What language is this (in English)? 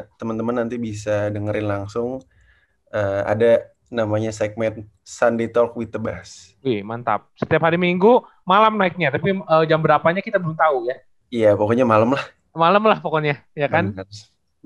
Indonesian